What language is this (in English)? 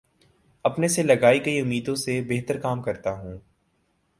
Urdu